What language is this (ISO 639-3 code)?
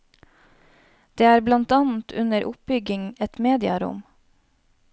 nor